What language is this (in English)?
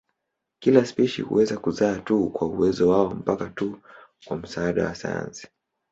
Swahili